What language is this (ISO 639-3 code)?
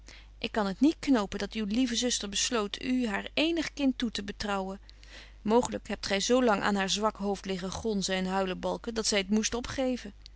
nld